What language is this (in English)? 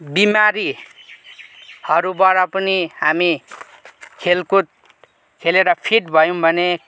Nepali